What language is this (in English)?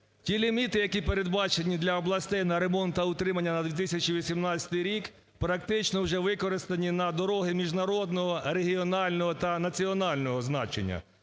Ukrainian